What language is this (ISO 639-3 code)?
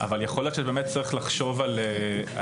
heb